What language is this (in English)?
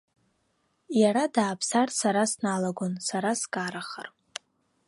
Abkhazian